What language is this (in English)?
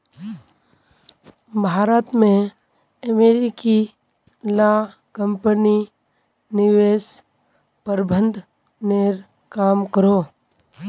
Magahi